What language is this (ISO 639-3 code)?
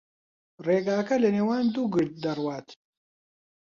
ckb